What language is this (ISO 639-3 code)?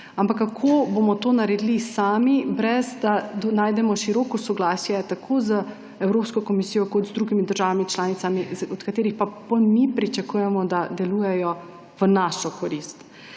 slv